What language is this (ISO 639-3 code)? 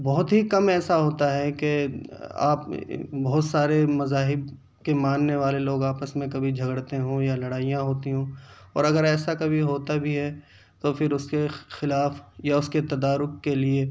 urd